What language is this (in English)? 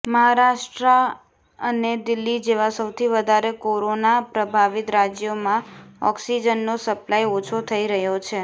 Gujarati